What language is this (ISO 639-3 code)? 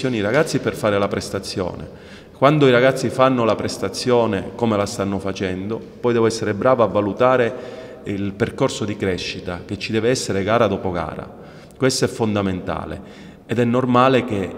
ita